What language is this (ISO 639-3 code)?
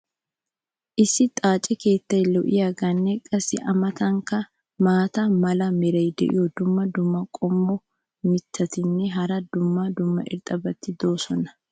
wal